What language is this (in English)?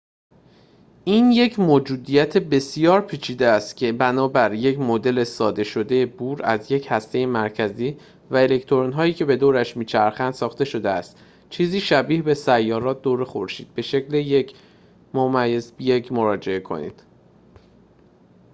Persian